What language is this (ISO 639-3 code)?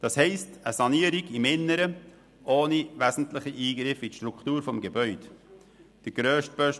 gsw